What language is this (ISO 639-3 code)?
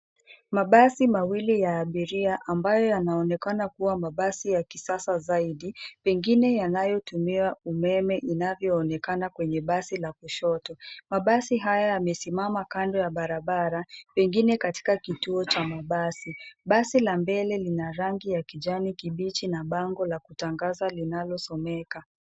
swa